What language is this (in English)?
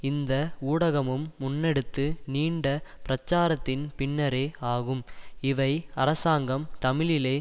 Tamil